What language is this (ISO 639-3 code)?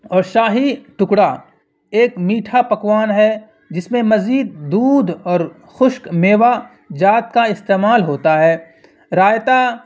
urd